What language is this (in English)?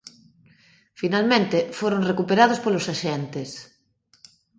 Galician